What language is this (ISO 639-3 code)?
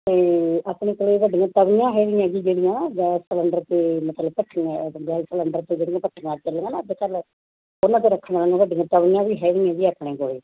pan